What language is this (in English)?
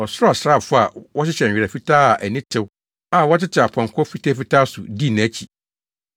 Akan